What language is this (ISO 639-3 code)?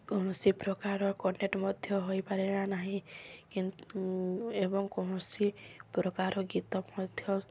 ori